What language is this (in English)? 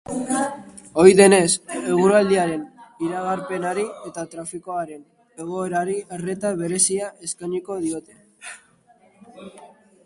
Basque